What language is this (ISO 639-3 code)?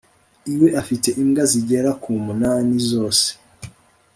kin